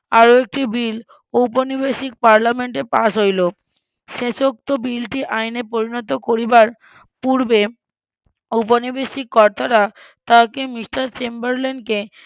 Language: Bangla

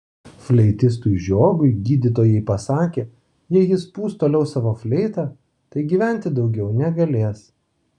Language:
Lithuanian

